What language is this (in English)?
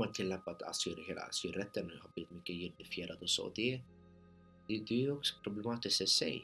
Swedish